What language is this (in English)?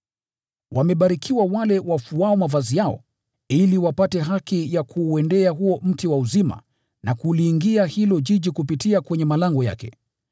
Swahili